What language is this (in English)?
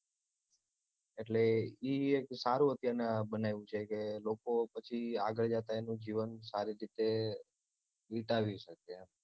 Gujarati